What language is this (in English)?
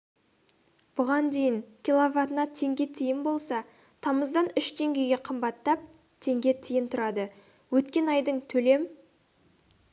Kazakh